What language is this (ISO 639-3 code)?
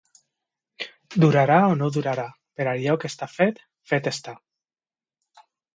cat